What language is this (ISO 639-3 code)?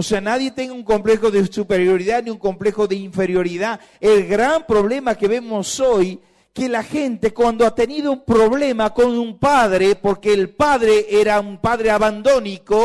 spa